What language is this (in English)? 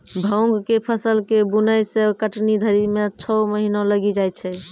Maithili